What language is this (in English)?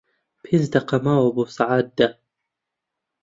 Central Kurdish